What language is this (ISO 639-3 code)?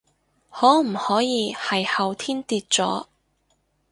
yue